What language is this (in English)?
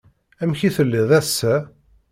Kabyle